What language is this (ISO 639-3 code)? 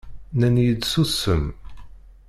kab